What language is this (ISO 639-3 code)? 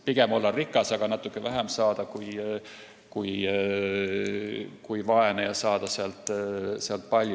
est